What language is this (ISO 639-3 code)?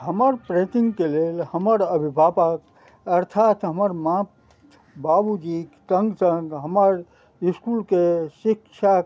mai